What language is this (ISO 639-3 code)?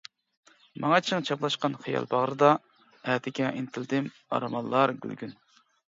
uig